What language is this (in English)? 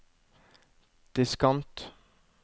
Norwegian